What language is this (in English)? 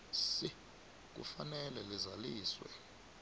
South Ndebele